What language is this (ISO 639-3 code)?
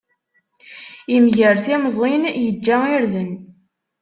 kab